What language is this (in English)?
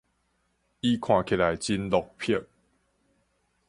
Min Nan Chinese